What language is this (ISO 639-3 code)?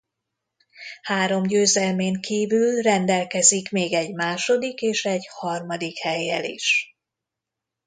hun